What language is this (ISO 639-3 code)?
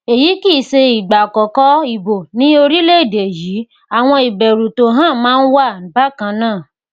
yor